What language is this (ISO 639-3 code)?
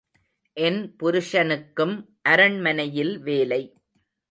tam